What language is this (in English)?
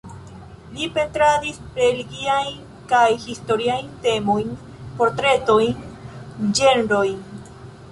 Esperanto